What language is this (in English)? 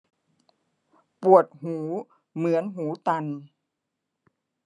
Thai